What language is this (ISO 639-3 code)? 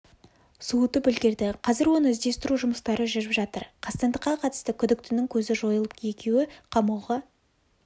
kaz